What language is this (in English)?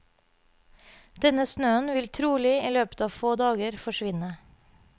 Norwegian